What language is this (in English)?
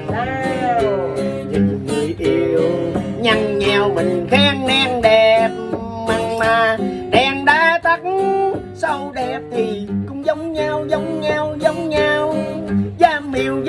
Vietnamese